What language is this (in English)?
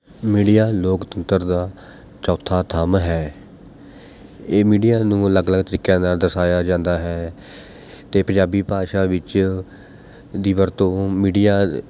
Punjabi